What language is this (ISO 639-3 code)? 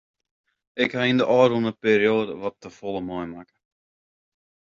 fry